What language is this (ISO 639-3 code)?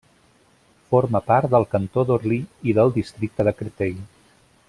cat